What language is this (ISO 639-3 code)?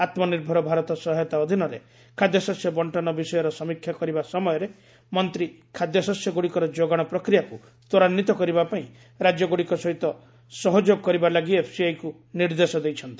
ori